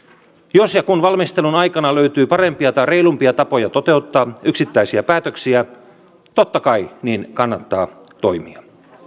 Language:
Finnish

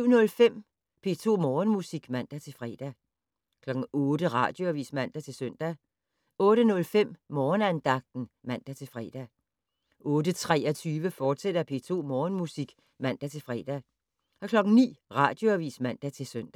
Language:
Danish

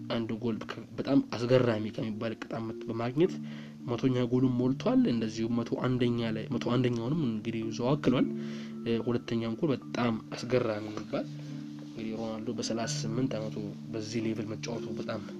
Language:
Amharic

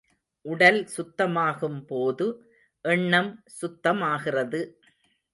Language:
Tamil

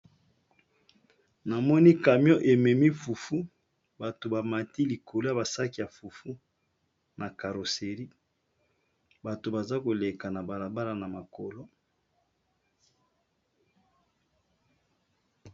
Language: Lingala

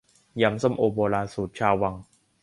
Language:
Thai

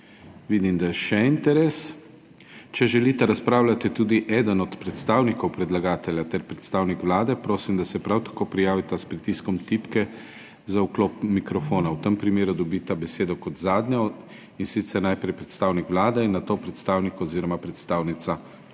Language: Slovenian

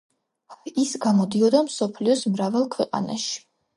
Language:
Georgian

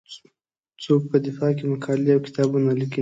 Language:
Pashto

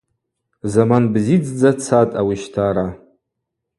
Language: Abaza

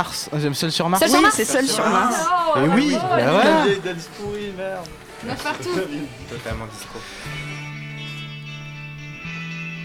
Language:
French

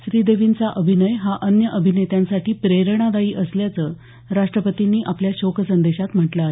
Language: Marathi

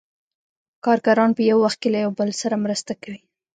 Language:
Pashto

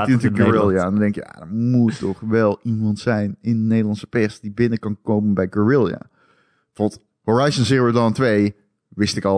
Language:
Dutch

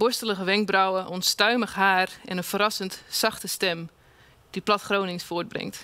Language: Dutch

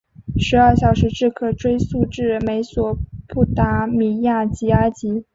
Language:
Chinese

